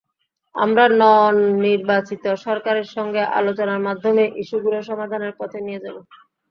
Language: Bangla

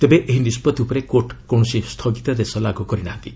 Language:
Odia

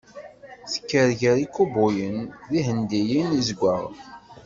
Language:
Kabyle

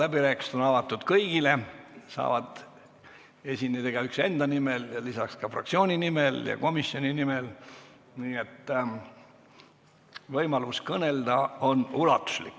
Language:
Estonian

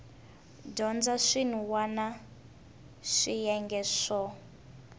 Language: Tsonga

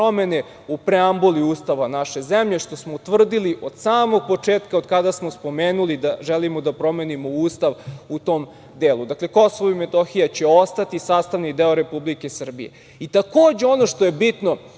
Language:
Serbian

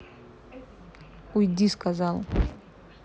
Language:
Russian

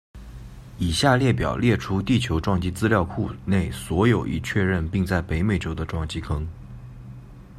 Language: Chinese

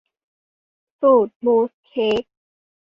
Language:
Thai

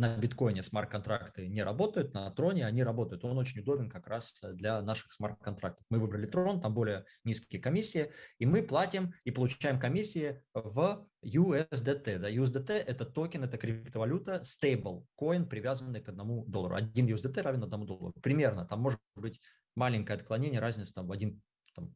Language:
Russian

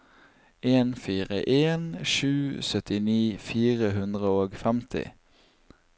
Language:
Norwegian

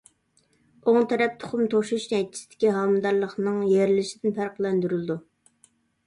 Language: Uyghur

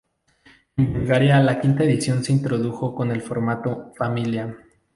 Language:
Spanish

